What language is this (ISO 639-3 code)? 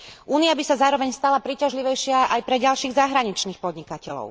slk